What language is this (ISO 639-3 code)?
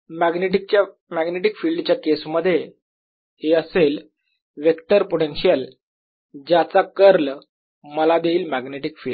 mar